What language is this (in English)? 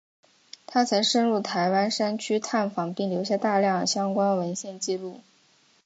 Chinese